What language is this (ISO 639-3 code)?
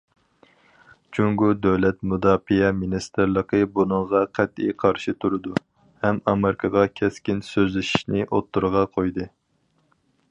uig